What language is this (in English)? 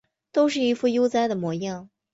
Chinese